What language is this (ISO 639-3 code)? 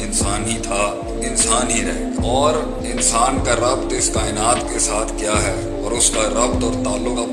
urd